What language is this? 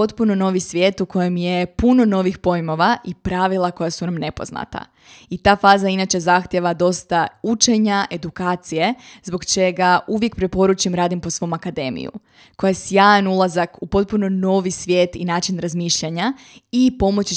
Croatian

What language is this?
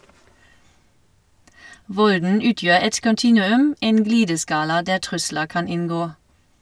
Norwegian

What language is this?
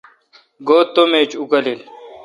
Kalkoti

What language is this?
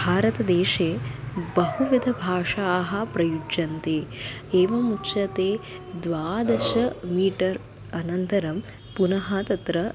Sanskrit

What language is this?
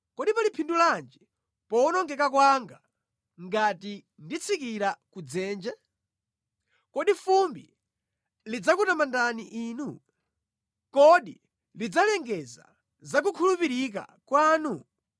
Nyanja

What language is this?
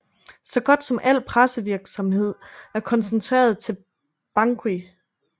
Danish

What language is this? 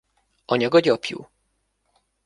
Hungarian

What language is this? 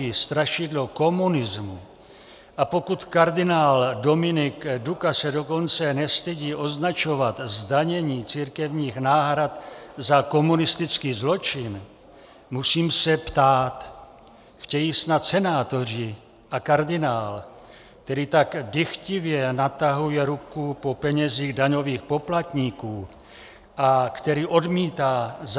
Czech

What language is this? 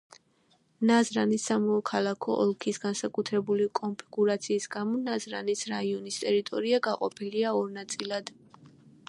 Georgian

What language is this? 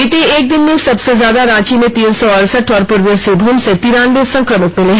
Hindi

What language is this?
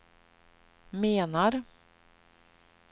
Swedish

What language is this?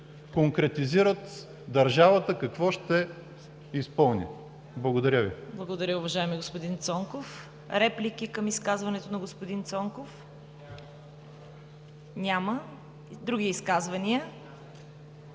Bulgarian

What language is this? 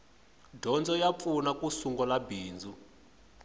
Tsonga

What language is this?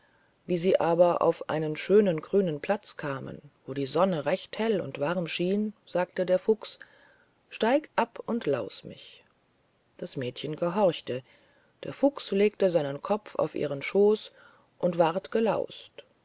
German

